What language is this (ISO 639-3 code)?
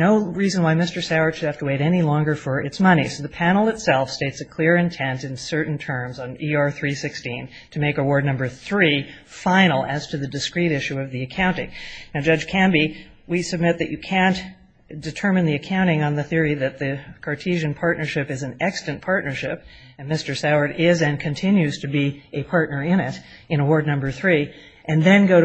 eng